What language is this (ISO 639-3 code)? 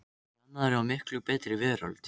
isl